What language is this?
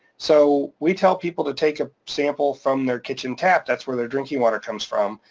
English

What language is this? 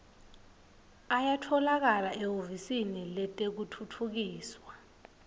Swati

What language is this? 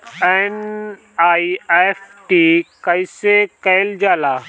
Bhojpuri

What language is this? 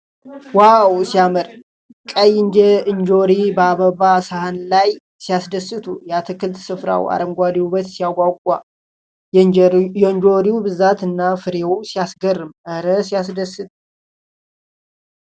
Amharic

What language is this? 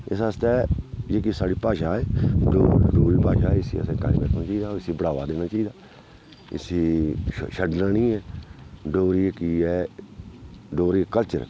Dogri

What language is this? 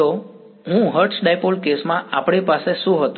Gujarati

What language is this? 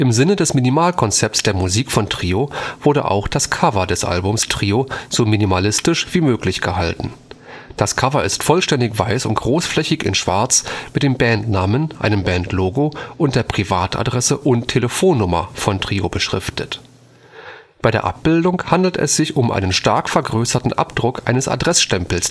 German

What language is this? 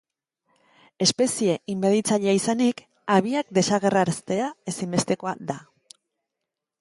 Basque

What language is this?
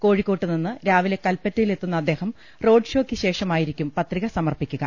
Malayalam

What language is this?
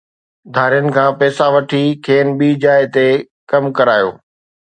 Sindhi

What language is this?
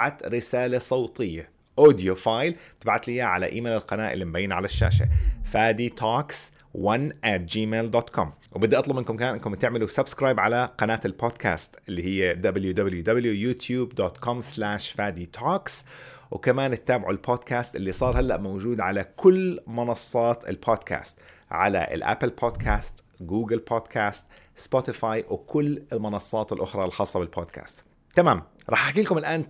Arabic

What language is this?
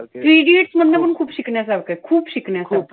Marathi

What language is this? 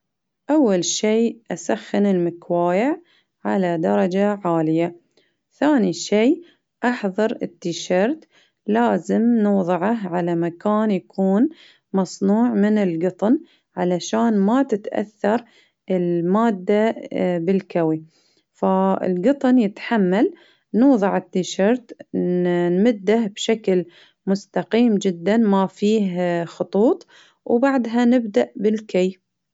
Baharna Arabic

